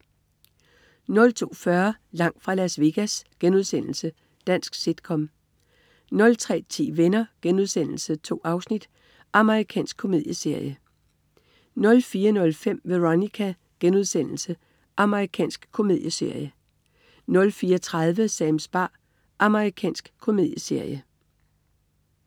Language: Danish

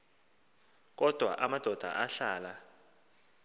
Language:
Xhosa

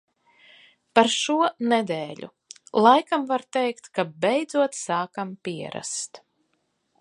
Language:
Latvian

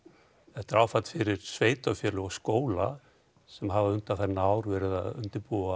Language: Icelandic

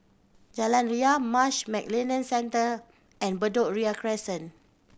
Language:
English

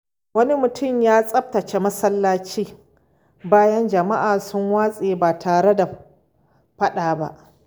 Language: Hausa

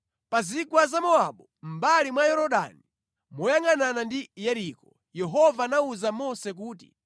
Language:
Nyanja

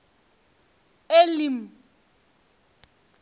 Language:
Venda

